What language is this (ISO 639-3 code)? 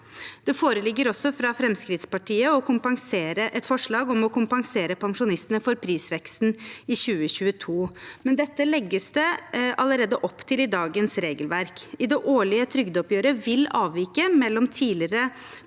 nor